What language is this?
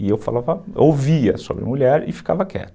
Portuguese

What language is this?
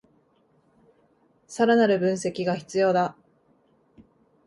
Japanese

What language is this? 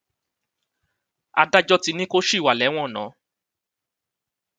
Yoruba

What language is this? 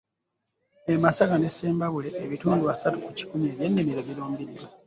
Ganda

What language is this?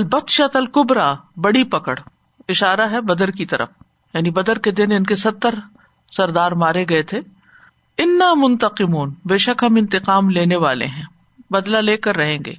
Urdu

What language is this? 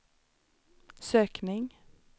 Swedish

